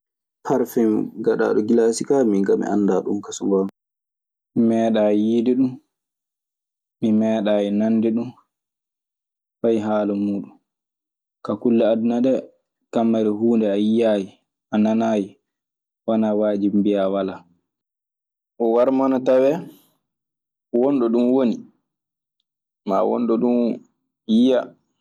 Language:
Maasina Fulfulde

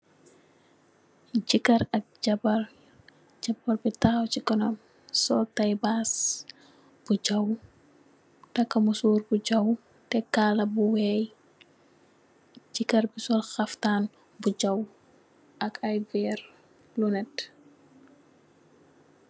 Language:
Wolof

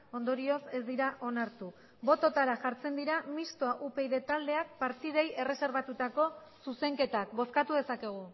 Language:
Basque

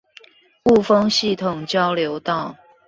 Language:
Chinese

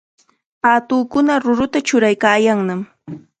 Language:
Chiquián Ancash Quechua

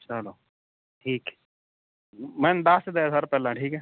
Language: Punjabi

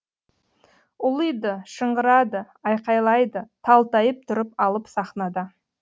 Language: Kazakh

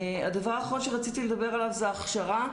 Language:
Hebrew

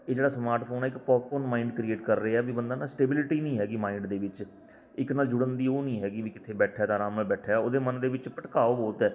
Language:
Punjabi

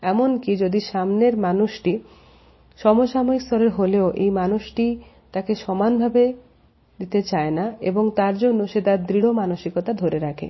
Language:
Bangla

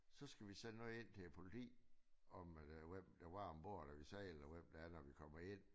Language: Danish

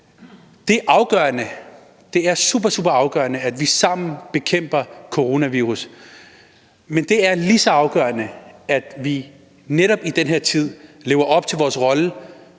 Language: Danish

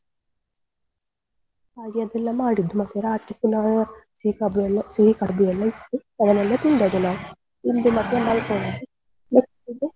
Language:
Kannada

